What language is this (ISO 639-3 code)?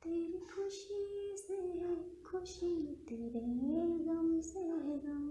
hin